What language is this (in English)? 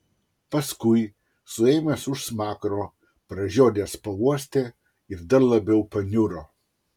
Lithuanian